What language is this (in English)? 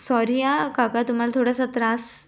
Marathi